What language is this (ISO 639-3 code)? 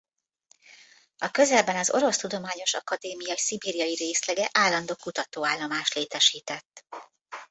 hun